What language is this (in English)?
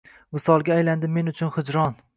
Uzbek